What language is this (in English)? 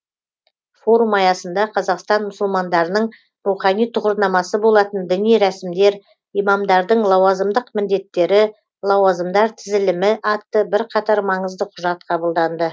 Kazakh